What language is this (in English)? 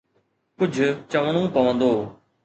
Sindhi